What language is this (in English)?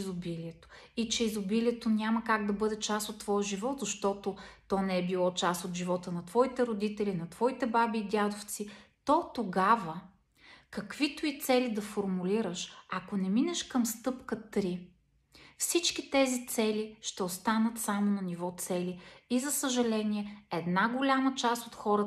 Bulgarian